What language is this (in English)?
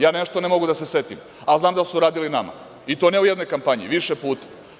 Serbian